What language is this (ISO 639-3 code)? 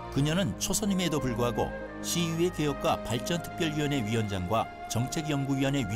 kor